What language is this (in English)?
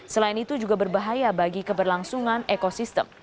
Indonesian